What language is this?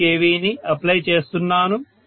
Telugu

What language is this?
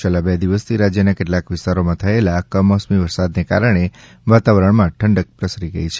Gujarati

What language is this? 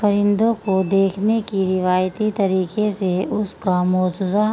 Urdu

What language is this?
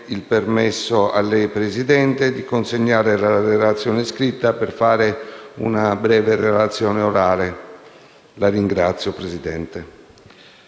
Italian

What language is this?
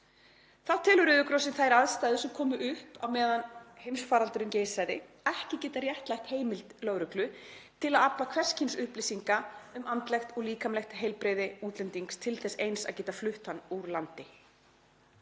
Icelandic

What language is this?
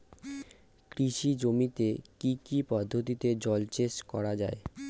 Bangla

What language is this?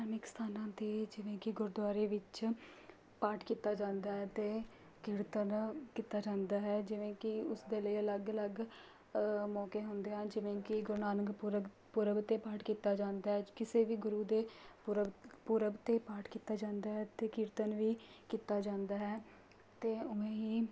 Punjabi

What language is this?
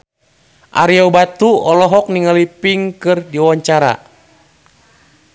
Sundanese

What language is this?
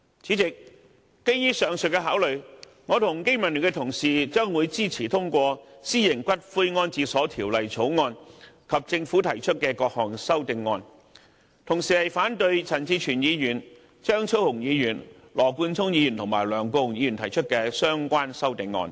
Cantonese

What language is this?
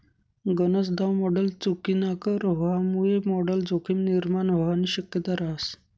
Marathi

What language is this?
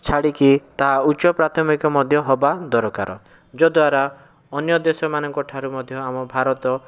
Odia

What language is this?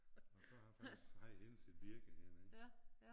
Danish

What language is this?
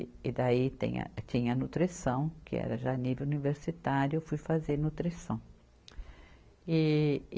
Portuguese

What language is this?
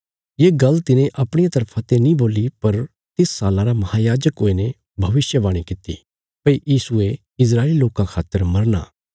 Bilaspuri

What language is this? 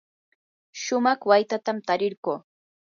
Yanahuanca Pasco Quechua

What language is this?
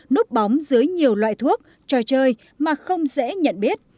Vietnamese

